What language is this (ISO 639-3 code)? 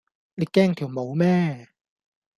yue